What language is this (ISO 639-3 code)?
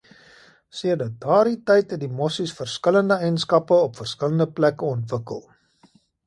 afr